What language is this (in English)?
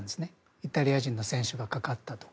Japanese